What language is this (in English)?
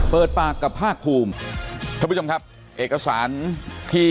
Thai